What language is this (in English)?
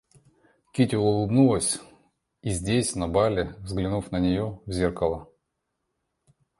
Russian